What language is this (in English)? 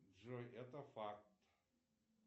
Russian